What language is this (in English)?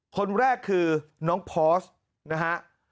Thai